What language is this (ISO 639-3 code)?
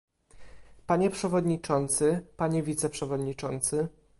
pol